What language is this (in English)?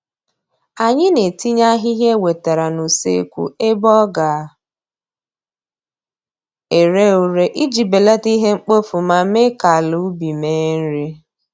Igbo